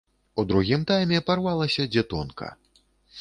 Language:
Belarusian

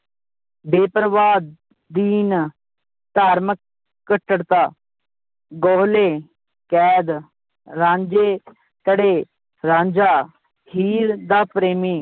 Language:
Punjabi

